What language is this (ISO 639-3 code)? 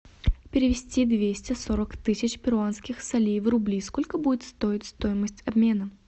rus